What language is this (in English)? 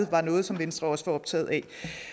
Danish